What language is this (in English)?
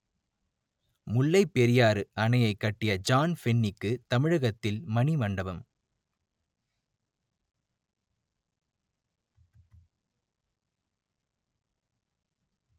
Tamil